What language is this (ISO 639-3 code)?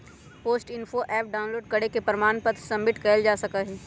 mag